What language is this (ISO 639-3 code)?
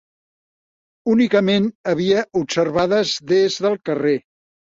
cat